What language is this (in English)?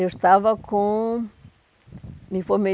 Portuguese